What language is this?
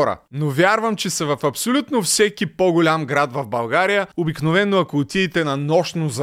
Bulgarian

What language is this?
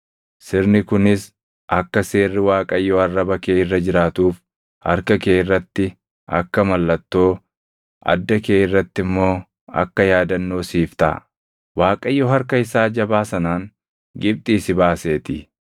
Oromo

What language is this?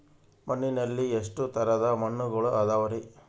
Kannada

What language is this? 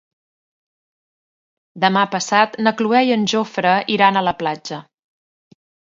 Catalan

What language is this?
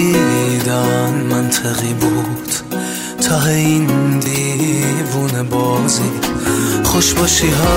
Persian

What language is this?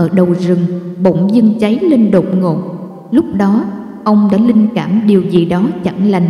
Vietnamese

